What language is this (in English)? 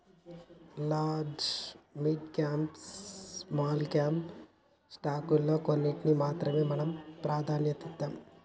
Telugu